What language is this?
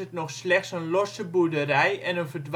Dutch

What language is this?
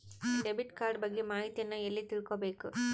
Kannada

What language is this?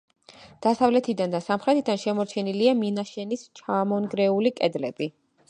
Georgian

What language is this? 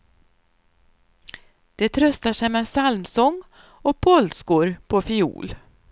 Swedish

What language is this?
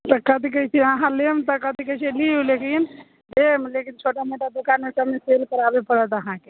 Maithili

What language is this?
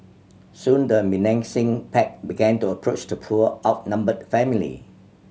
English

